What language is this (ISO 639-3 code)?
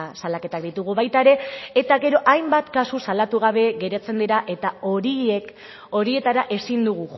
eus